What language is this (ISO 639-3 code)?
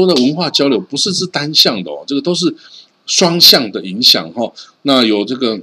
zho